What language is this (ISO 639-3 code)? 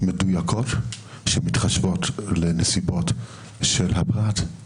heb